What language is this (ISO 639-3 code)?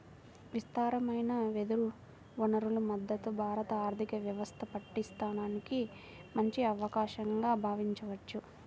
tel